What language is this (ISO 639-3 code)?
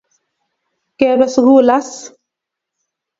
kln